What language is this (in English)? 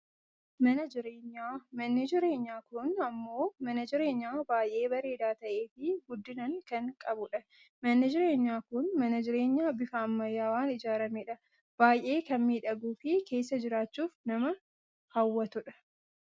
Oromo